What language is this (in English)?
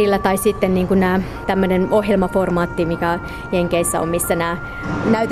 Finnish